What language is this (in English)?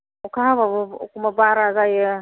Bodo